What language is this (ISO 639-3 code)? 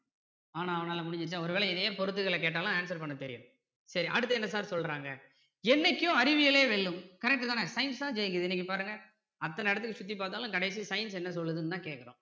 tam